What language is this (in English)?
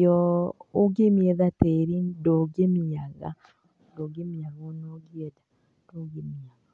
Kikuyu